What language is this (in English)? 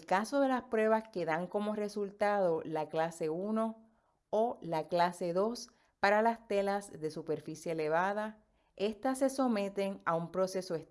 Spanish